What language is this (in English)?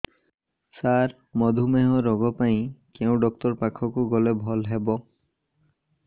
Odia